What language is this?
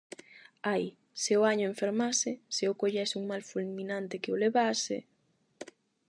Galician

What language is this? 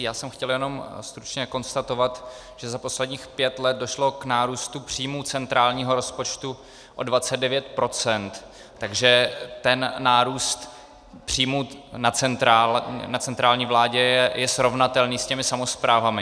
Czech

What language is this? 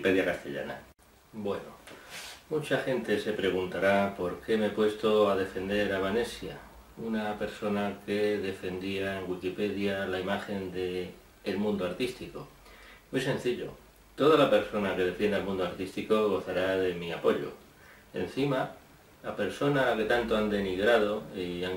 Spanish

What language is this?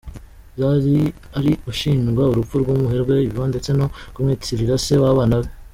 Kinyarwanda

